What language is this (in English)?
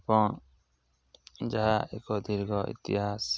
Odia